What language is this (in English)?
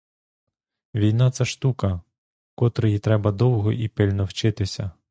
Ukrainian